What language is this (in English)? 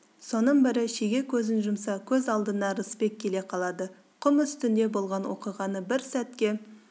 Kazakh